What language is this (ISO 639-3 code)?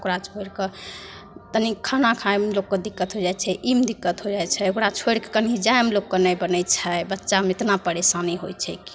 mai